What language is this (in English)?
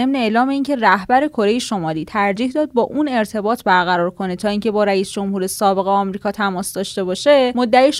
Persian